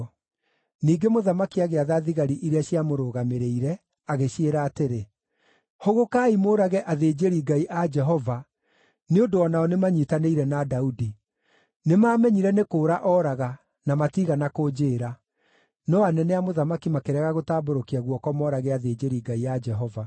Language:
Kikuyu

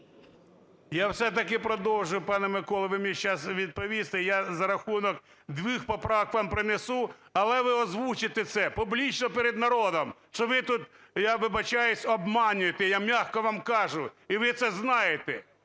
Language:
Ukrainian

